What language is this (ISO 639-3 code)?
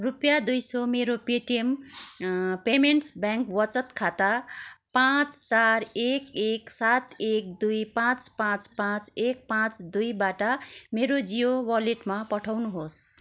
nep